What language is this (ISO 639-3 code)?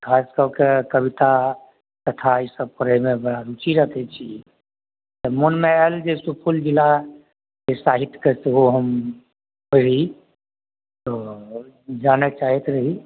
mai